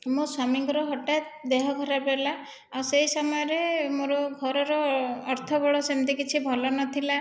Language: Odia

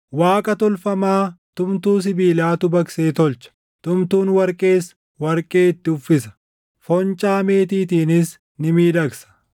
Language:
Oromo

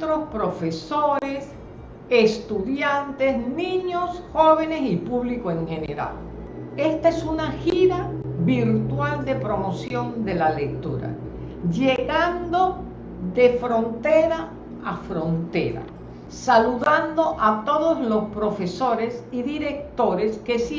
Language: Spanish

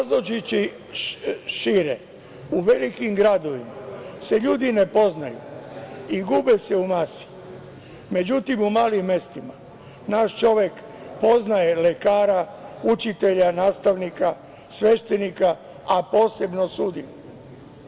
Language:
Serbian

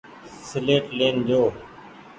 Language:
Goaria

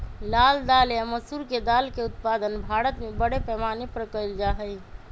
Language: Magahi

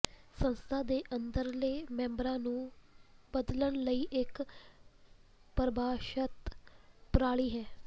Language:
Punjabi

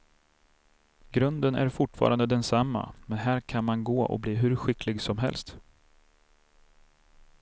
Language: Swedish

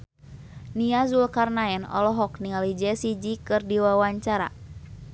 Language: Sundanese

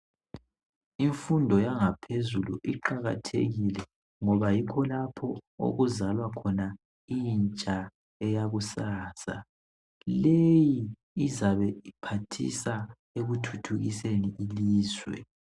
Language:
North Ndebele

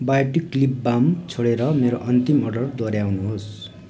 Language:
Nepali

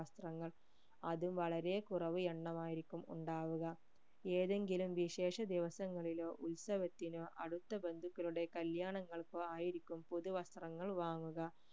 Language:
Malayalam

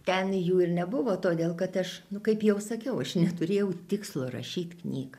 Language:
Lithuanian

